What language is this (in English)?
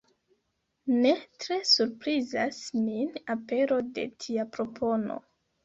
Esperanto